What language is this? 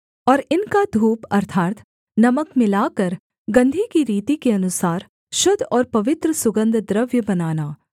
Hindi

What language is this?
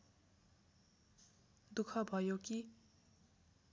Nepali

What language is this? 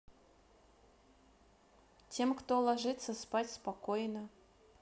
Russian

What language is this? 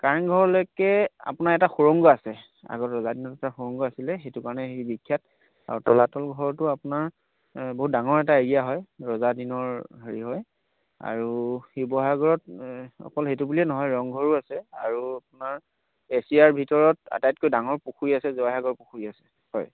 Assamese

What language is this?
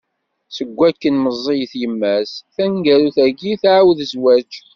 Kabyle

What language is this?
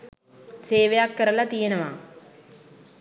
Sinhala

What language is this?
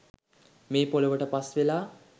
Sinhala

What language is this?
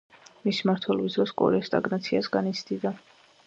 Georgian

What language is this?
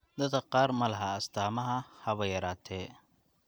Somali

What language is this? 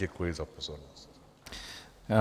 Czech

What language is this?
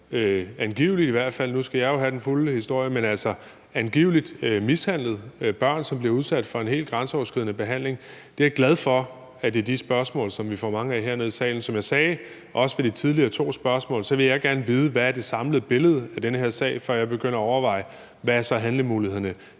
Danish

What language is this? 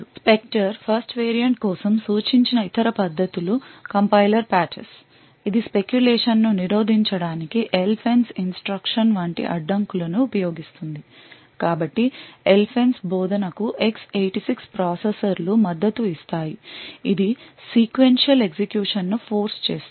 Telugu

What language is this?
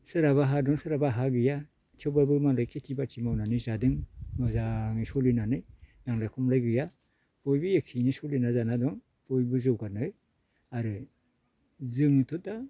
Bodo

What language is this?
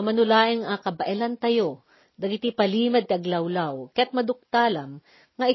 Filipino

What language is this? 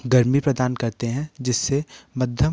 Hindi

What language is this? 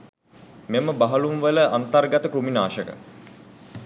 Sinhala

